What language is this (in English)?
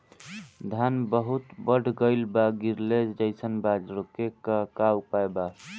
Bhojpuri